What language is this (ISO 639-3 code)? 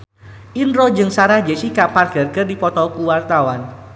sun